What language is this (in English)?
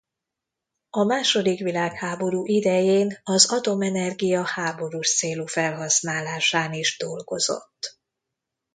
Hungarian